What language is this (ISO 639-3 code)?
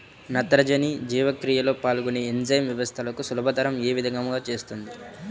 tel